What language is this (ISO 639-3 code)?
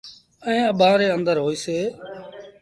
sbn